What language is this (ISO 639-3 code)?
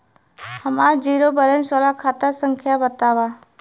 bho